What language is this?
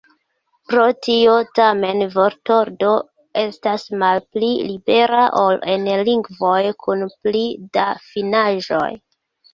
Esperanto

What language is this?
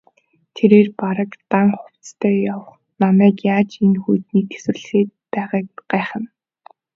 Mongolian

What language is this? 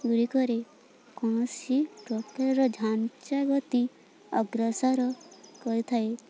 Odia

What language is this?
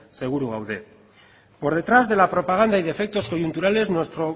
Spanish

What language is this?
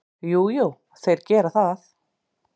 Icelandic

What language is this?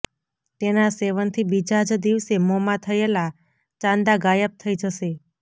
Gujarati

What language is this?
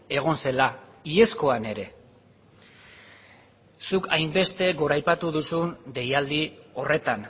Basque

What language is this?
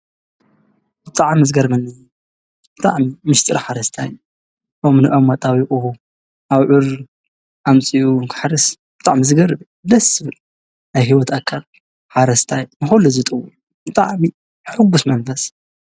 Tigrinya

